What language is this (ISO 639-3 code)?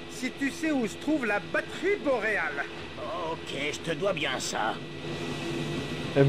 fra